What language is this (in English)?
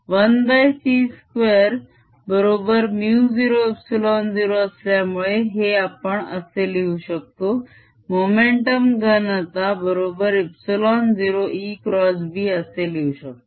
Marathi